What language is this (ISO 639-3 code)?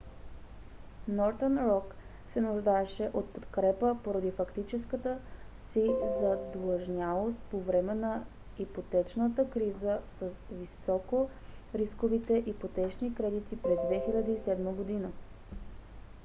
bul